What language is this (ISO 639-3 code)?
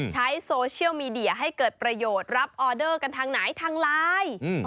tha